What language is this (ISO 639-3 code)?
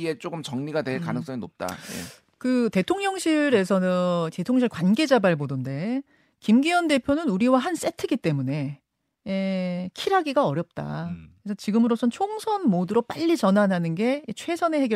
kor